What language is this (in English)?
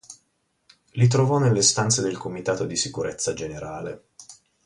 Italian